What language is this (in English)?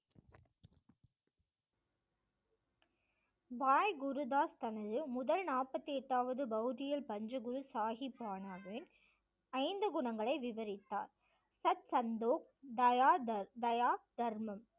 Tamil